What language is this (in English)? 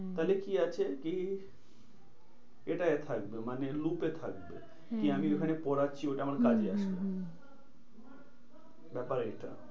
Bangla